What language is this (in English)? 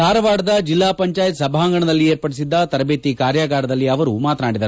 Kannada